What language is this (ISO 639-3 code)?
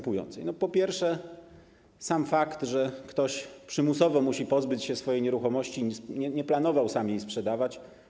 pol